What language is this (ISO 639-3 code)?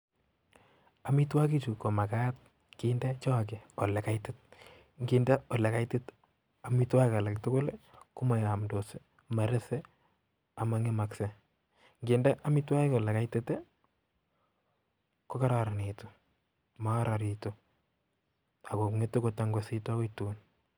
kln